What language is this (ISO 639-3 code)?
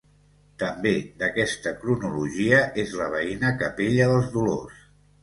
cat